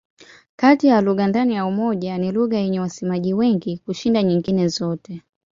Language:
Swahili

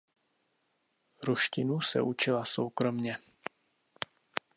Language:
Czech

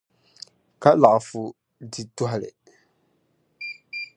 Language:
Dagbani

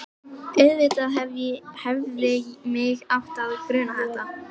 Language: Icelandic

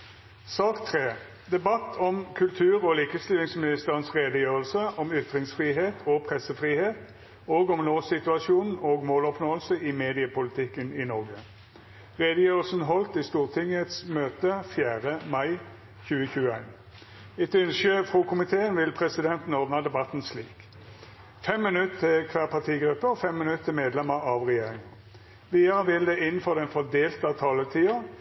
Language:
Norwegian Nynorsk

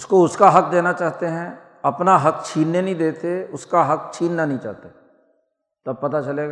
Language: Urdu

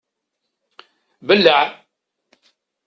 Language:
Kabyle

